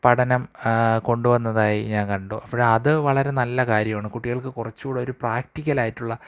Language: Malayalam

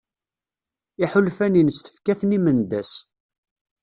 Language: Kabyle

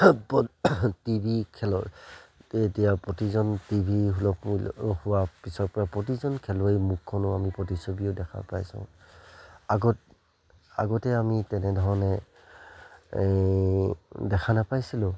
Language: Assamese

